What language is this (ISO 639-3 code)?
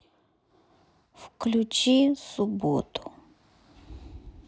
rus